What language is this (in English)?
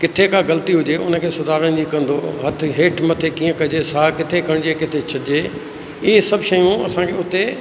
Sindhi